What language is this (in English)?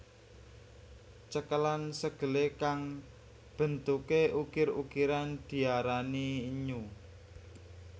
Javanese